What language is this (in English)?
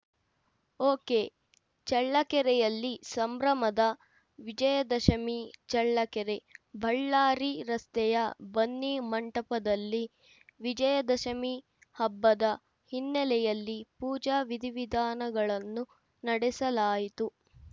Kannada